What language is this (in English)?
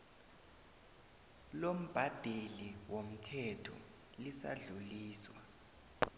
South Ndebele